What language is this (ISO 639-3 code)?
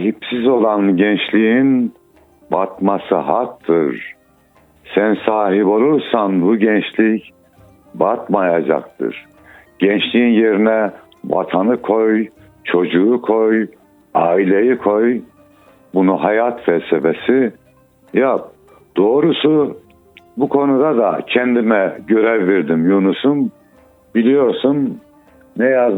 tur